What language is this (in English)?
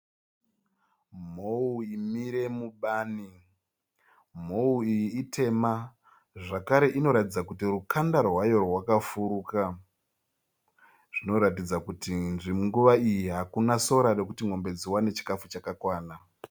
Shona